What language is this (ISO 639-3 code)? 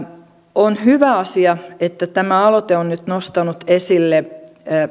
fin